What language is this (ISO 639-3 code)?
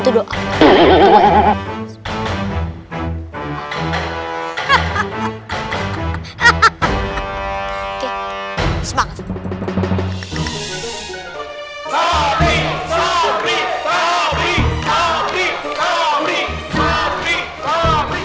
ind